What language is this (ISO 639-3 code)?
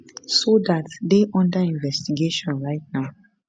pcm